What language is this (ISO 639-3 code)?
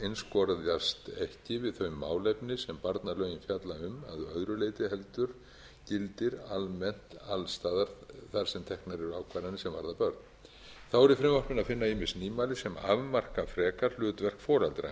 isl